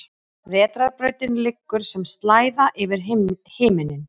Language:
Icelandic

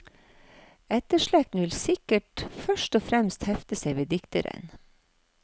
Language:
Norwegian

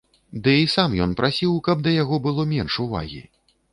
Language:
Belarusian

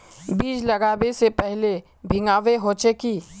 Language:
Magahi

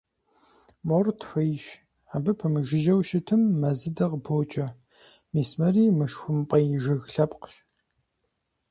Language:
Kabardian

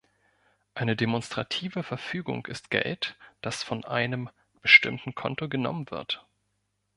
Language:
German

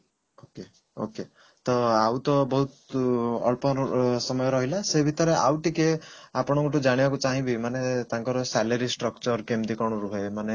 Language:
Odia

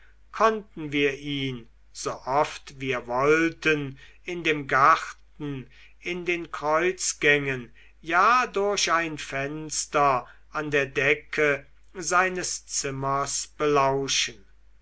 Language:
German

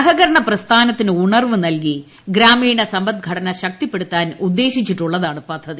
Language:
Malayalam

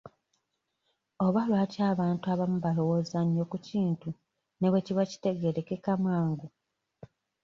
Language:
Ganda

